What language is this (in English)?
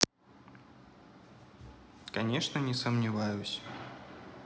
Russian